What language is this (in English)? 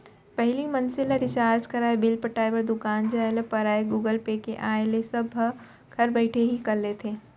Chhattisgarhi